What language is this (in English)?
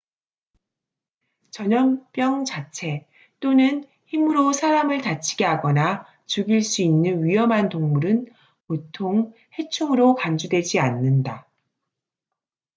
Korean